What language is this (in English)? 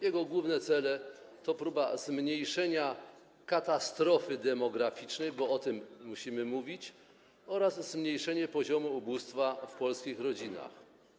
Polish